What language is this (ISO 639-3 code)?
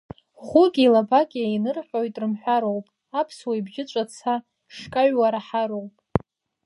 abk